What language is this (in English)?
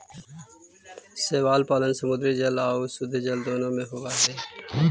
Magahi